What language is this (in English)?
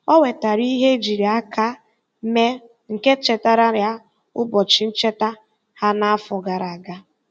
Igbo